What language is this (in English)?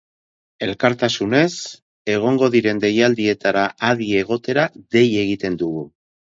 Basque